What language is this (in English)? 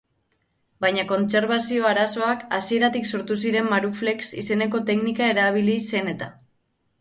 Basque